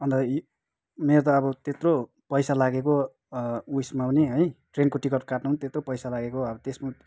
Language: Nepali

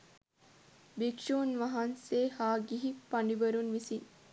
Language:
Sinhala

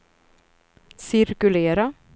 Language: Swedish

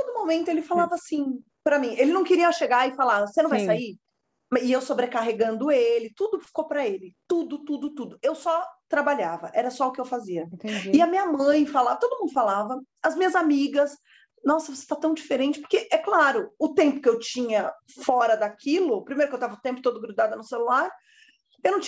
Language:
Portuguese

